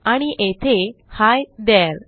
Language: Marathi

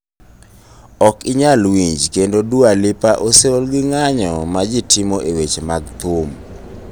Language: Luo (Kenya and Tanzania)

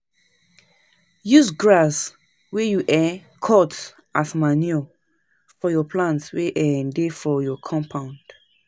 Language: Nigerian Pidgin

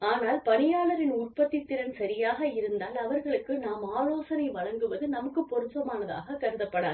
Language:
Tamil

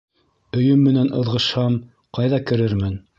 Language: Bashkir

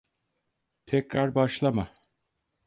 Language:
Turkish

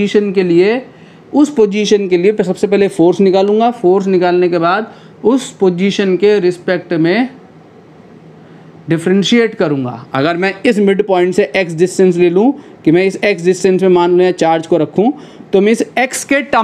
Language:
Hindi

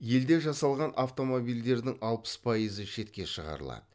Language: Kazakh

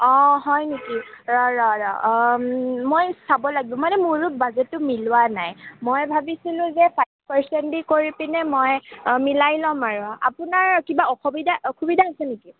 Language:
Assamese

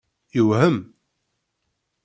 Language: Kabyle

